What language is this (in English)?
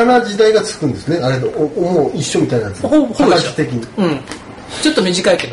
Japanese